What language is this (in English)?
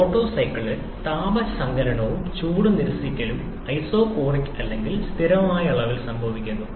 Malayalam